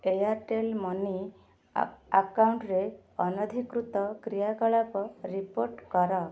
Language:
Odia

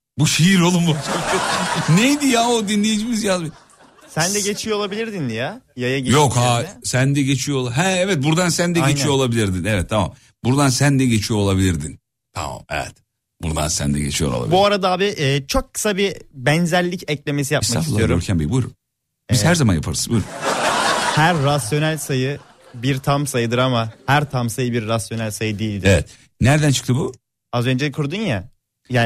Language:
Turkish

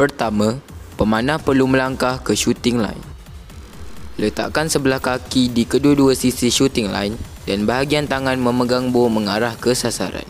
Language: Malay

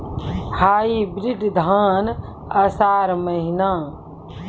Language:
Maithili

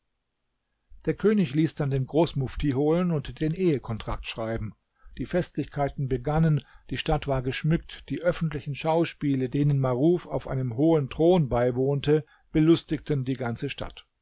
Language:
German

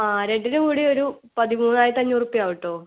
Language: Malayalam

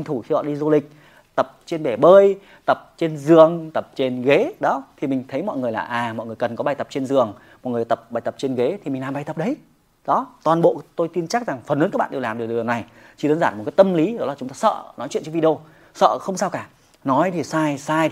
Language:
Vietnamese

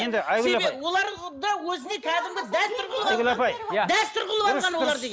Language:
Kazakh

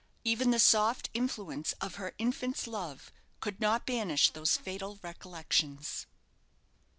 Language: English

